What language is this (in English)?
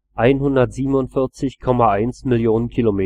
German